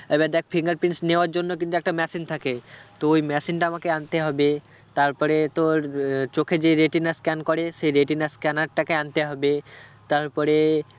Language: Bangla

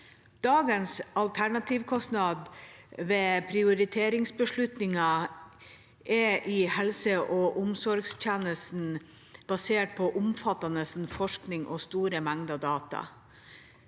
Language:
Norwegian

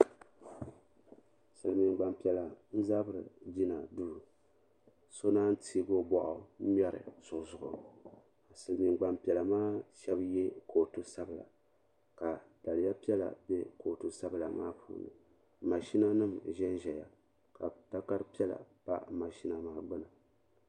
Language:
Dagbani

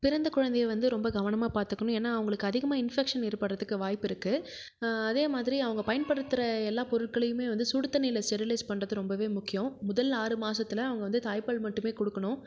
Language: Tamil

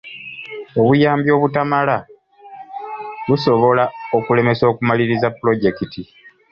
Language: Ganda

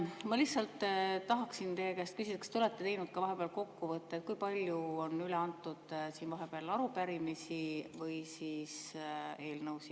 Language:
Estonian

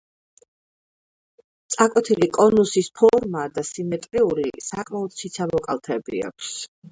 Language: Georgian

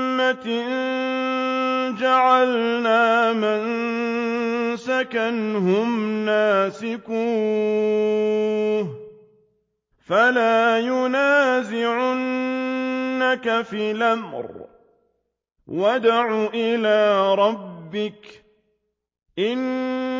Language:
Arabic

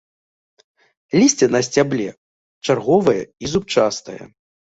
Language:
Belarusian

